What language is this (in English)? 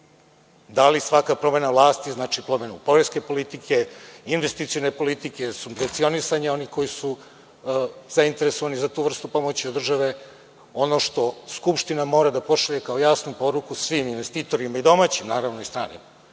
Serbian